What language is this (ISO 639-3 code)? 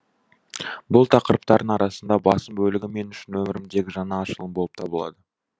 kaz